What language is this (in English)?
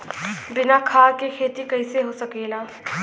Bhojpuri